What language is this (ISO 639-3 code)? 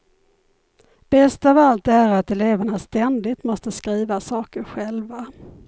swe